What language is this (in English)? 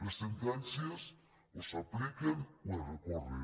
Catalan